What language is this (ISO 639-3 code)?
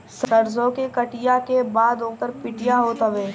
bho